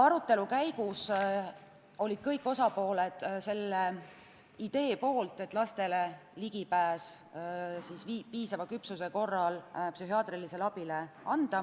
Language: Estonian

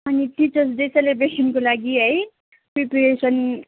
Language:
Nepali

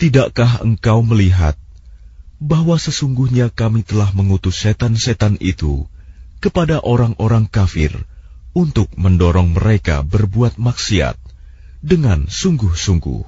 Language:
Arabic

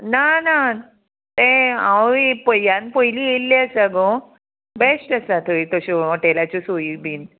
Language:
Konkani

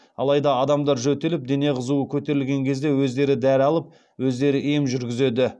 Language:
Kazakh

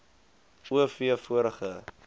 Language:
Afrikaans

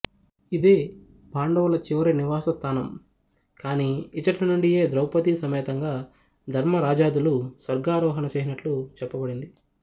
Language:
Telugu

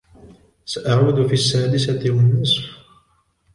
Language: Arabic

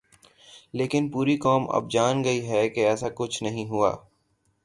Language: Urdu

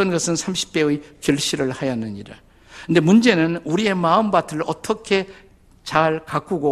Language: Korean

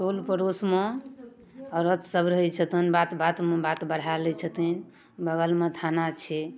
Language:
Maithili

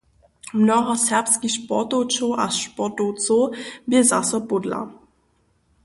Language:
Upper Sorbian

